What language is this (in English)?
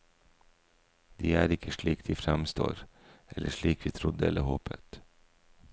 Norwegian